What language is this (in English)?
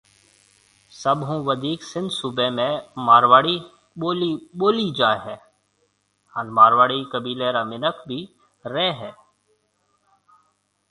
Marwari (Pakistan)